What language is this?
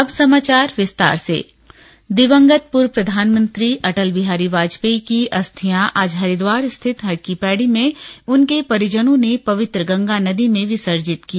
Hindi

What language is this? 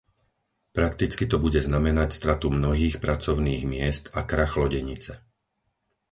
Slovak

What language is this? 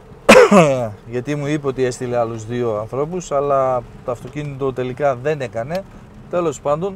Greek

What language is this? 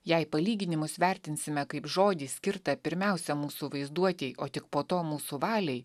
Lithuanian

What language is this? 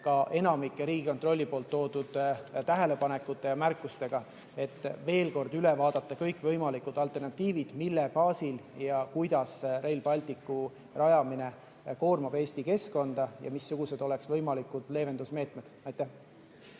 Estonian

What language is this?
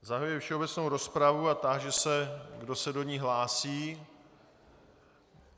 Czech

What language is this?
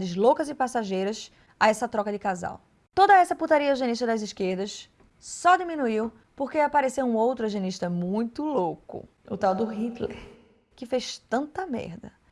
Portuguese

